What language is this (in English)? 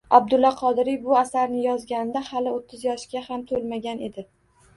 Uzbek